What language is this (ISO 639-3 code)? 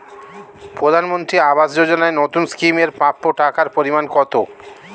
ben